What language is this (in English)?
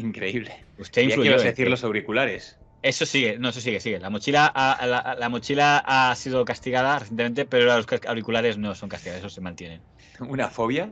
Spanish